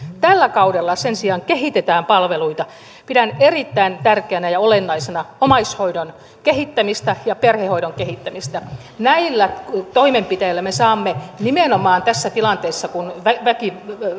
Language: Finnish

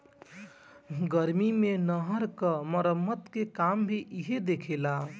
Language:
Bhojpuri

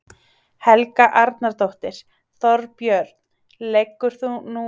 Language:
Icelandic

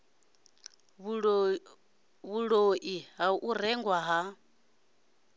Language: Venda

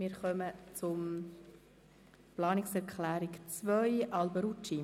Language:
Swiss German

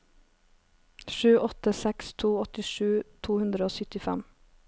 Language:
Norwegian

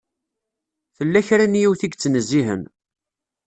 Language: Kabyle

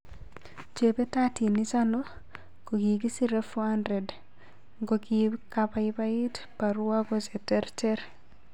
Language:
Kalenjin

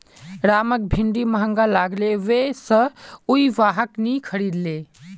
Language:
Magahi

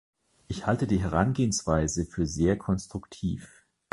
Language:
German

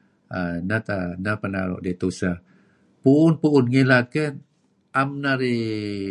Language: Kelabit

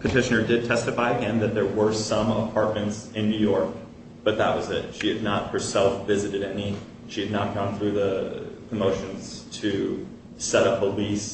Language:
English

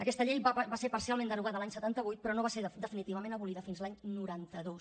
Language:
Catalan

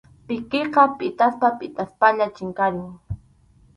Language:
Arequipa-La Unión Quechua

